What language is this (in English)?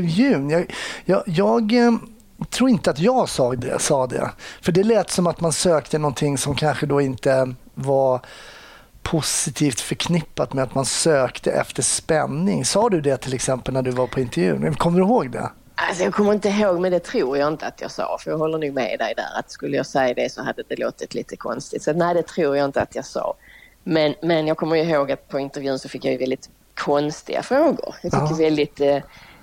Swedish